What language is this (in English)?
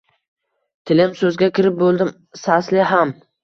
Uzbek